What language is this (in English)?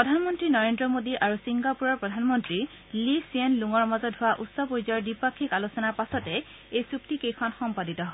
Assamese